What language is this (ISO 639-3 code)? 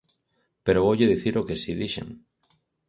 glg